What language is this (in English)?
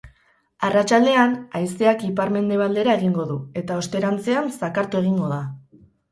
Basque